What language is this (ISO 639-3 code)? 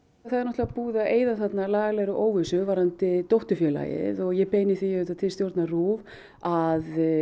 isl